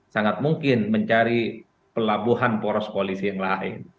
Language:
Indonesian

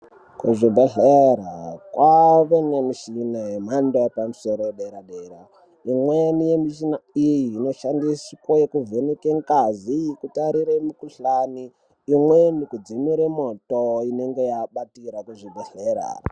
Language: Ndau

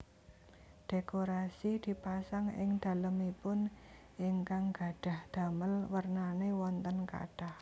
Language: Javanese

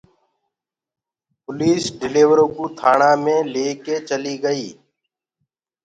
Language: Gurgula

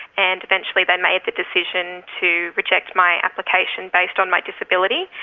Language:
English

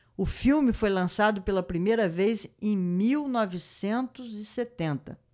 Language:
Portuguese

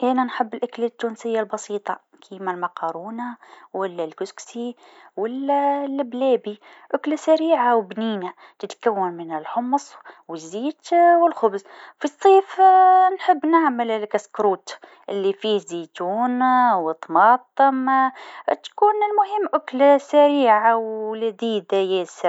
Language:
Tunisian Arabic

